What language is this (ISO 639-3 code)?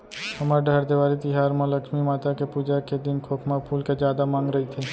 hne